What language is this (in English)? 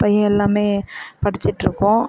Tamil